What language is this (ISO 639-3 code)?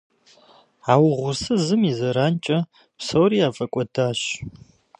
kbd